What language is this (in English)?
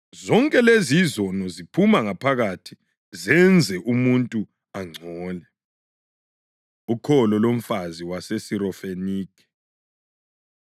North Ndebele